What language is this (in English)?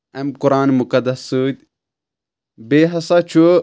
Kashmiri